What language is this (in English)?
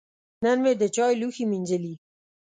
Pashto